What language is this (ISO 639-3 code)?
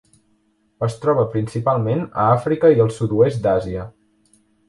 cat